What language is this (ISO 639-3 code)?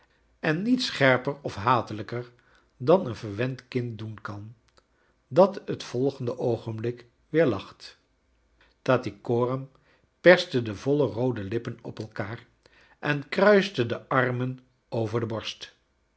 nld